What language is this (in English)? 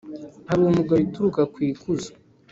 Kinyarwanda